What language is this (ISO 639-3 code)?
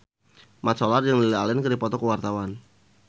sun